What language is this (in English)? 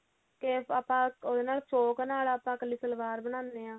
Punjabi